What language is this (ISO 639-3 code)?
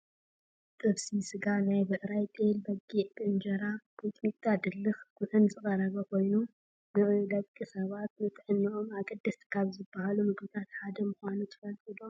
tir